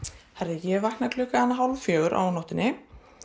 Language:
Icelandic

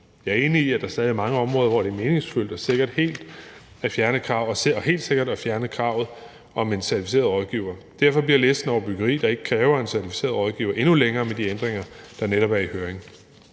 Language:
Danish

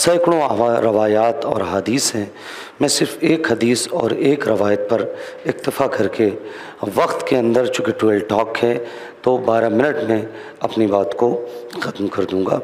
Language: Hindi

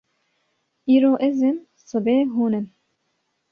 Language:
Kurdish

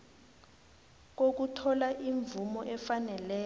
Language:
South Ndebele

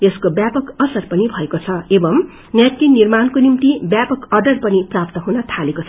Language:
Nepali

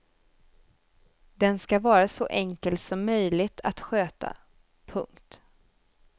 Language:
Swedish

